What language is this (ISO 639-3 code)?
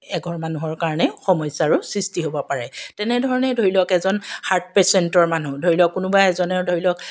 asm